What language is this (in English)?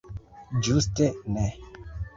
Esperanto